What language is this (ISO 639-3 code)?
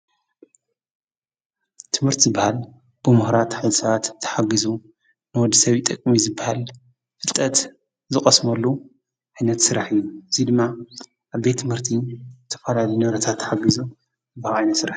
tir